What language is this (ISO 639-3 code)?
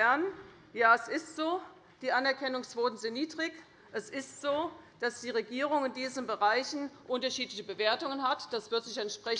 deu